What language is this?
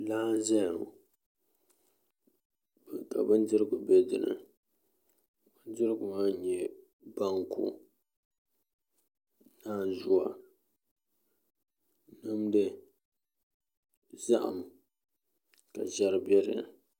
Dagbani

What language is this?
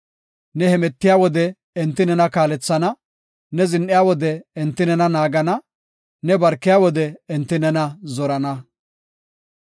Gofa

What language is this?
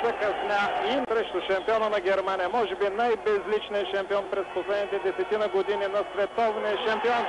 Bulgarian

